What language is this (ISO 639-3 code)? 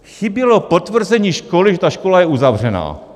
ces